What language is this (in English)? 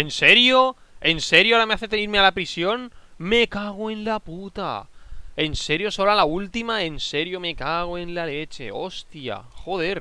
Spanish